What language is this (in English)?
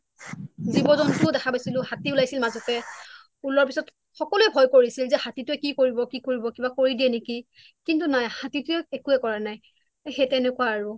Assamese